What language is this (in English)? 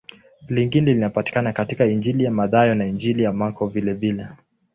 Swahili